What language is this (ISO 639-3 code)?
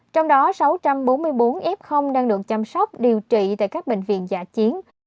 vie